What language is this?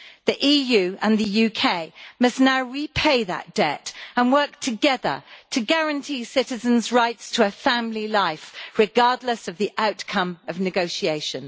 English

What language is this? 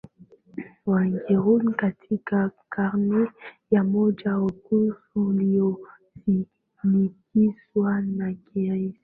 Swahili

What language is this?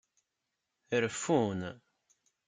Kabyle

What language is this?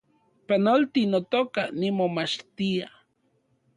Central Puebla Nahuatl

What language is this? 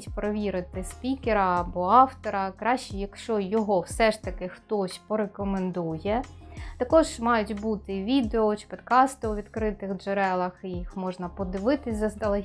Ukrainian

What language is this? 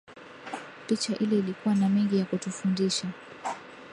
Swahili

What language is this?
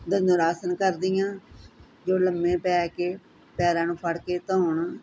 Punjabi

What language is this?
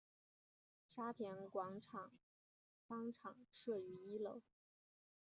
Chinese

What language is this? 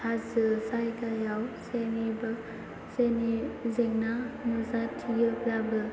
Bodo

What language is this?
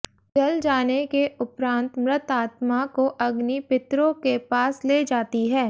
Hindi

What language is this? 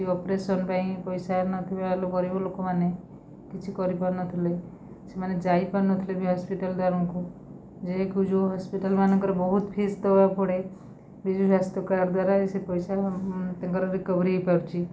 Odia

